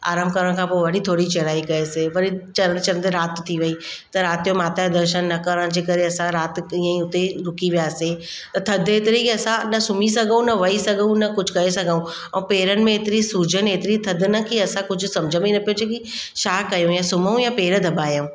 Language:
Sindhi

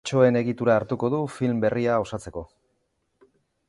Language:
Basque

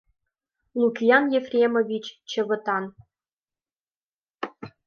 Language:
Mari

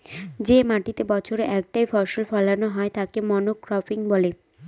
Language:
Bangla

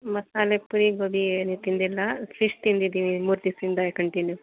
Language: Kannada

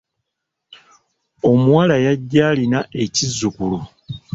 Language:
Ganda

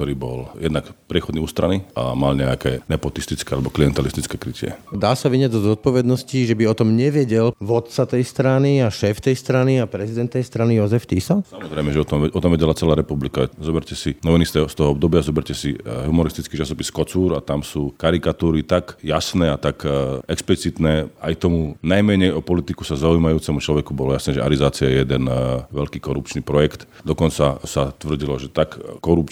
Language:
Slovak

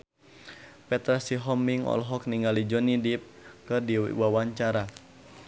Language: Sundanese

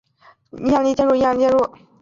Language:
Chinese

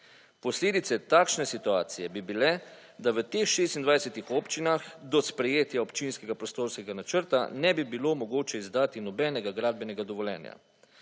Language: Slovenian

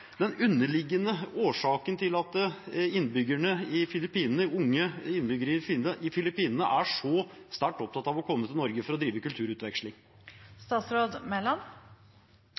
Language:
Norwegian Bokmål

